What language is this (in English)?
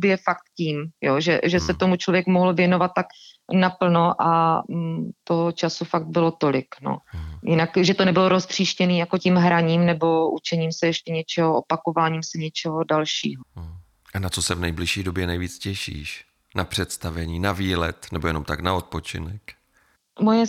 Czech